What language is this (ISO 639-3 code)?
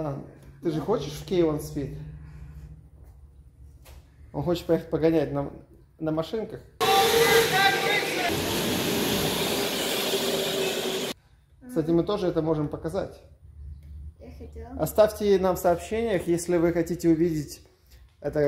rus